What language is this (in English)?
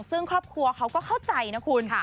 Thai